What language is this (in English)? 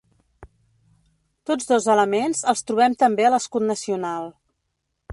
Catalan